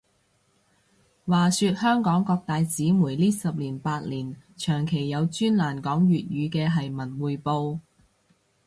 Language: Cantonese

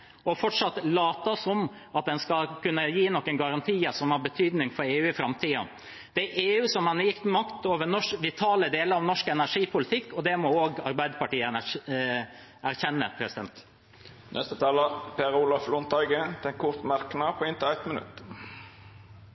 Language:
Norwegian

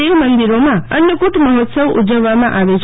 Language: Gujarati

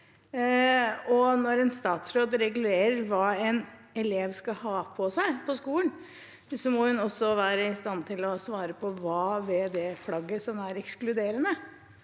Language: Norwegian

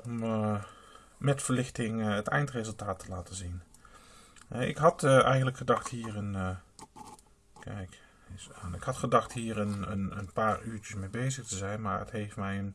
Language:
Dutch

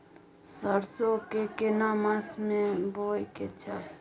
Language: Maithili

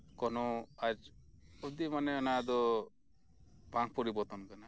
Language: Santali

